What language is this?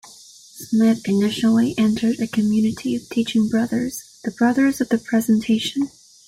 English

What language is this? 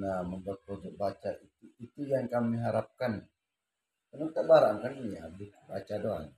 Indonesian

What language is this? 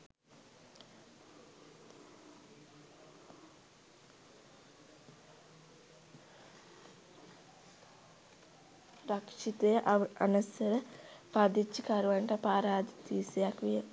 Sinhala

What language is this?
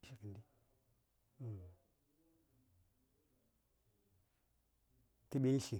Saya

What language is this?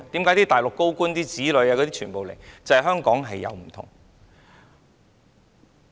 Cantonese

